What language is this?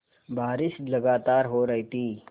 Hindi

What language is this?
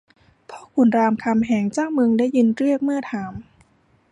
Thai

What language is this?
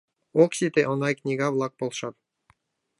Mari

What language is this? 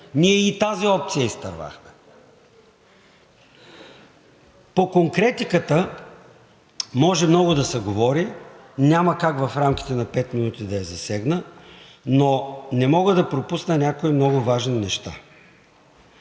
Bulgarian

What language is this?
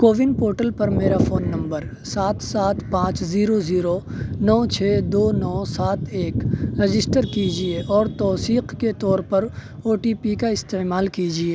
Urdu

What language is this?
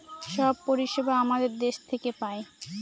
Bangla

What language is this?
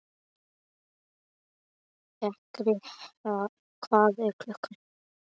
Icelandic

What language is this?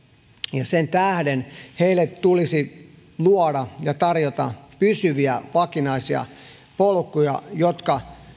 Finnish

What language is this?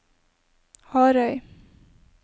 Norwegian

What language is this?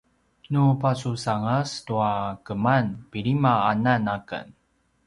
Paiwan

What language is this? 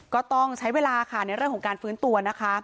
Thai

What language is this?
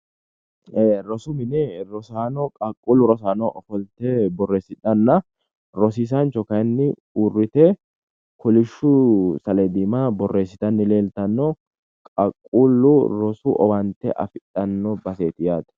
Sidamo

